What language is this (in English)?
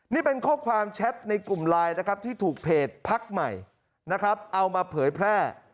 Thai